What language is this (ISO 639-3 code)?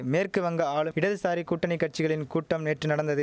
tam